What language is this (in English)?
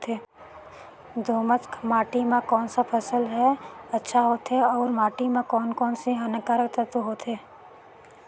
Chhattisgarhi